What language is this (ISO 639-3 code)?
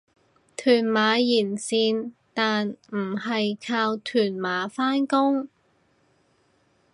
yue